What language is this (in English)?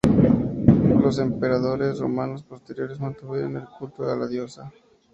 Spanish